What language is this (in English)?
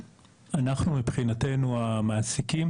Hebrew